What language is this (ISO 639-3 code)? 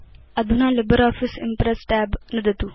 san